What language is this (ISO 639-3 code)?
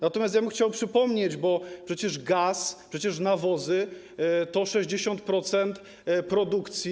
pol